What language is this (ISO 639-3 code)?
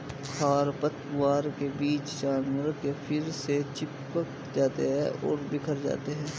hin